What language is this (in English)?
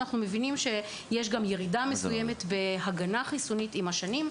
Hebrew